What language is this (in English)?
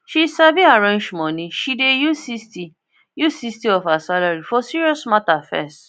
Nigerian Pidgin